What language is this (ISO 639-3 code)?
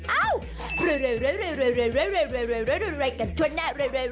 tha